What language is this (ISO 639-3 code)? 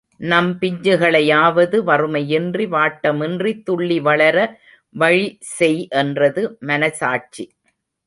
tam